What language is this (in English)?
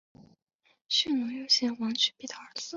Chinese